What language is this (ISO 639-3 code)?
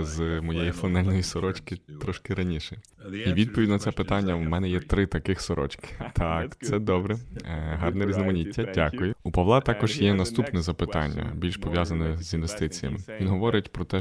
ukr